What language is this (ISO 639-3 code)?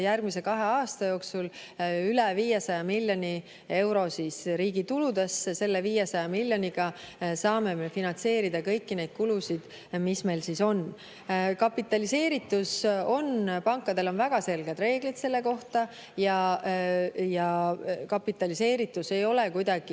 est